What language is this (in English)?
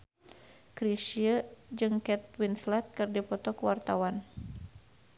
Sundanese